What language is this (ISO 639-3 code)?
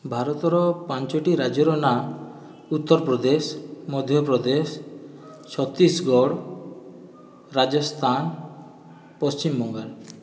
ori